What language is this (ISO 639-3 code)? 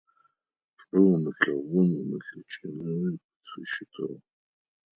ady